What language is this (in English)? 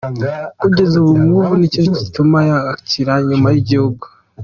Kinyarwanda